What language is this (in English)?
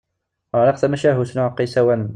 Kabyle